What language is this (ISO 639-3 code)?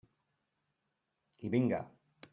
cat